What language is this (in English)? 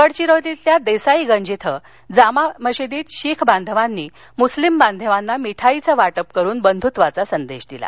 Marathi